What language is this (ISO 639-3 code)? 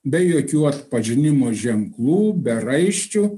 lit